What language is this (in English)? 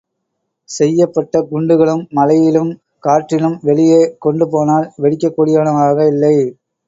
Tamil